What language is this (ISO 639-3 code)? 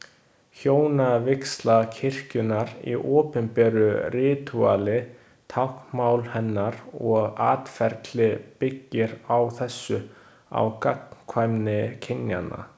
isl